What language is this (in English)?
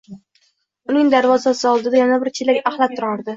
Uzbek